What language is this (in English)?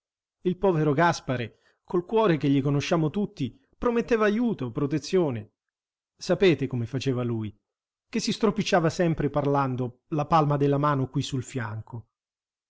Italian